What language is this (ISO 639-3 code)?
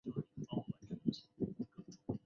zho